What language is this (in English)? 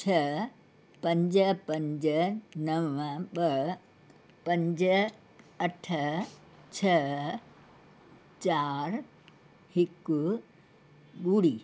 Sindhi